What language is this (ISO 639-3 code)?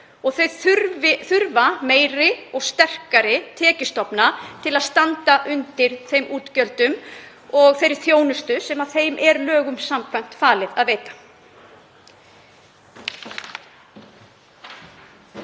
isl